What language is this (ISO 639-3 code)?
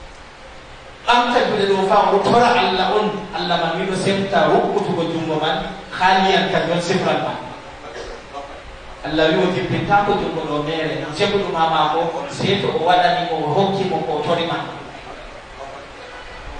ind